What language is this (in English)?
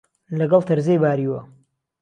Central Kurdish